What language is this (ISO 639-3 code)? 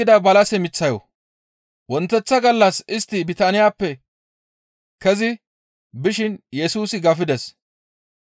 gmv